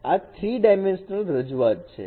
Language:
Gujarati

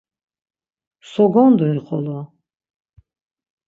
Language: Laz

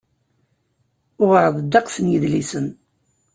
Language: Kabyle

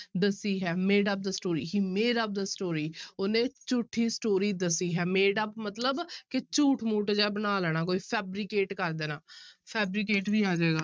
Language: Punjabi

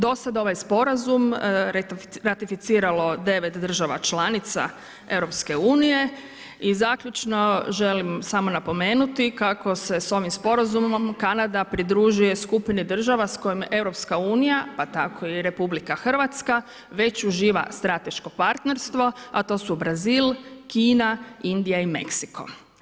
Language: Croatian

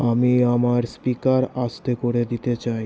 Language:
Bangla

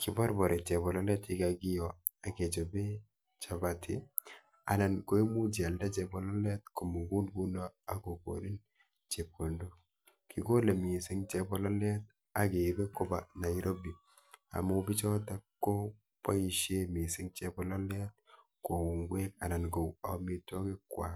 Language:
Kalenjin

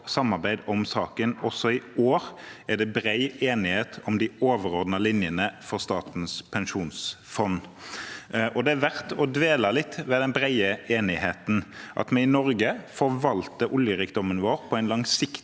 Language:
Norwegian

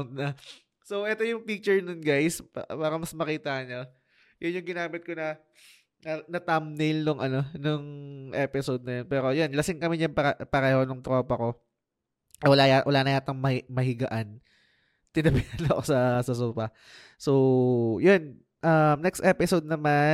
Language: Filipino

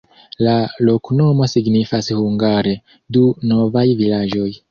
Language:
Esperanto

